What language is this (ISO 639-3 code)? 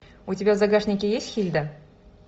rus